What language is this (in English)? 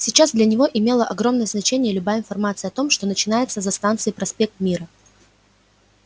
Russian